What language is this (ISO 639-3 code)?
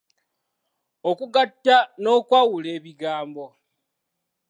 lug